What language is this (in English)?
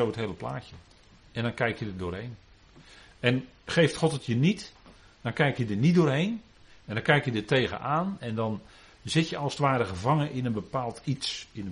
Dutch